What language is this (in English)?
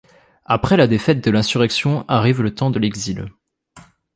French